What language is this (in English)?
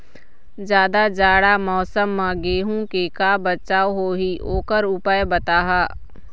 Chhattisgarhi